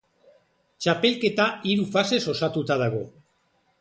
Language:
Basque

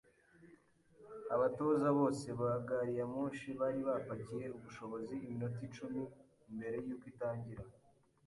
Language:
Kinyarwanda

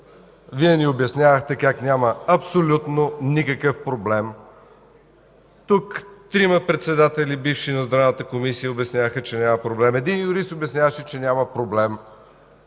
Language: Bulgarian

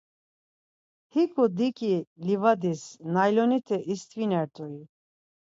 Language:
Laz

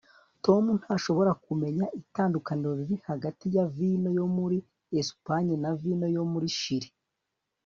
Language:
Kinyarwanda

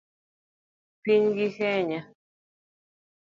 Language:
Luo (Kenya and Tanzania)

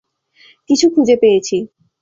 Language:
Bangla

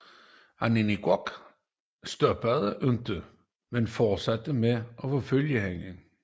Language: Danish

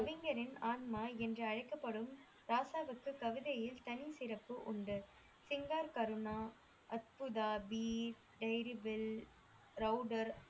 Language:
Tamil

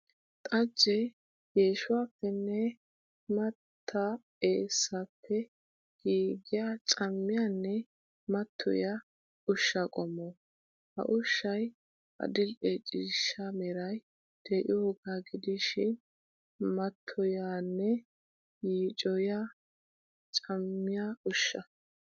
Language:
Wolaytta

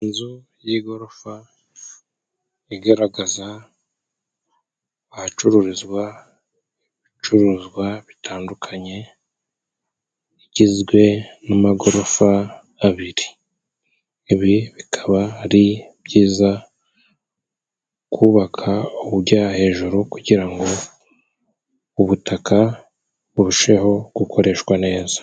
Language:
Kinyarwanda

